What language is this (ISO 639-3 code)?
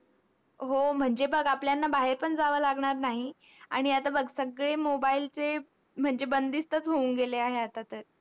mar